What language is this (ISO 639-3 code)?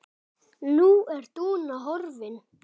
isl